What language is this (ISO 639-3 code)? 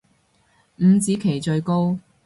yue